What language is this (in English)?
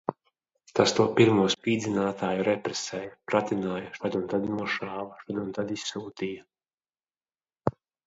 Latvian